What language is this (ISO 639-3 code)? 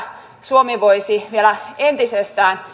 fin